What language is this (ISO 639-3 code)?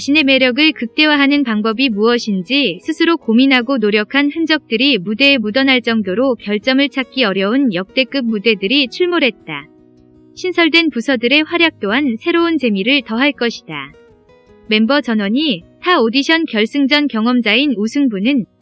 kor